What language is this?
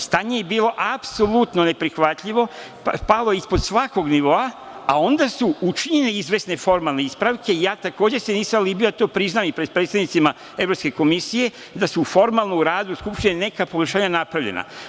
Serbian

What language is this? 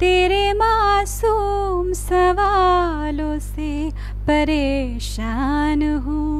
Hindi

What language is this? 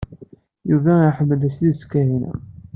Kabyle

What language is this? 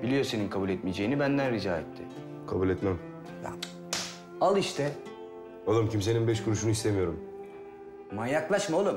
Turkish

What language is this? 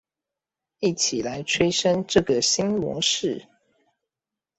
Chinese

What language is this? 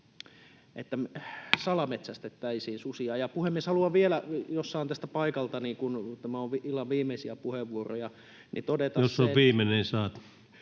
Finnish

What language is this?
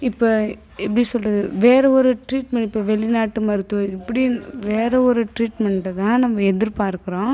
Tamil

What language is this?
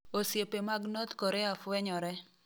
Luo (Kenya and Tanzania)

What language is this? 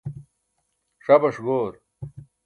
Burushaski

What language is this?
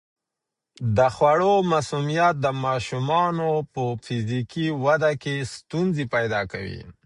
Pashto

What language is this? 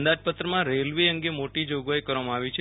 Gujarati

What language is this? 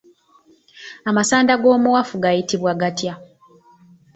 Ganda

